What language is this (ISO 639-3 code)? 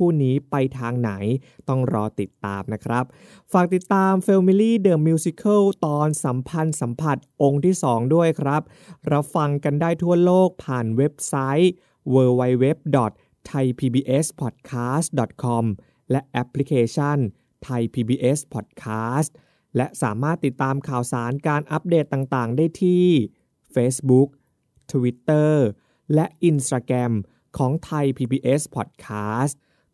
tha